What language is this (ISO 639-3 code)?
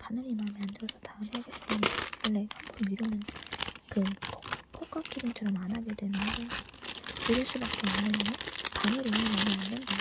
kor